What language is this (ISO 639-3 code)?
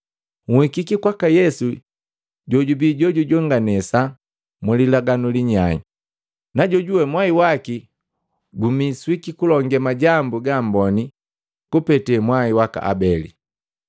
mgv